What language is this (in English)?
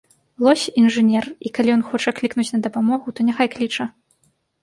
Belarusian